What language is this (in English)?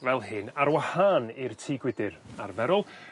Welsh